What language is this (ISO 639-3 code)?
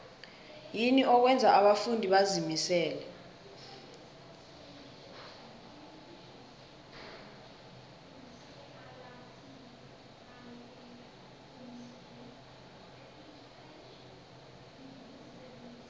nbl